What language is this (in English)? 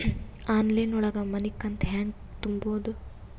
Kannada